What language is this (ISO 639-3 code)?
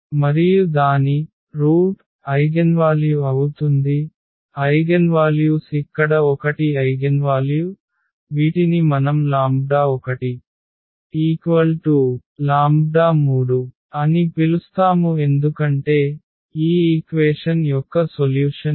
tel